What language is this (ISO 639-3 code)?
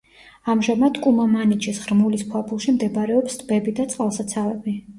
kat